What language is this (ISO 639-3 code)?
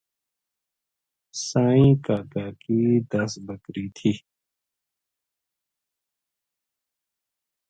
gju